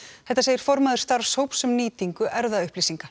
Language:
Icelandic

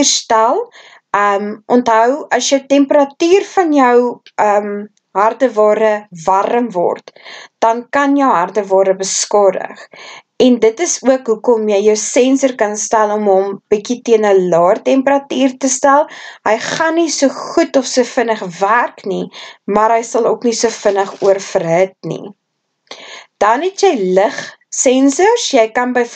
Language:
Dutch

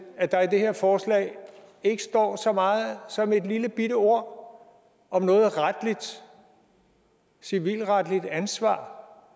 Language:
Danish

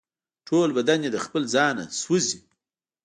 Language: Pashto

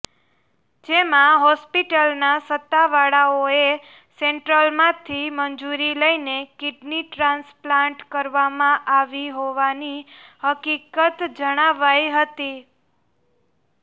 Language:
Gujarati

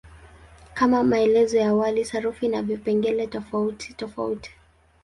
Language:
Swahili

